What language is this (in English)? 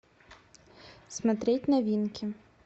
Russian